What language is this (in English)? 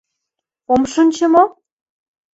Mari